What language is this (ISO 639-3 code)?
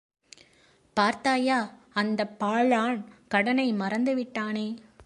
tam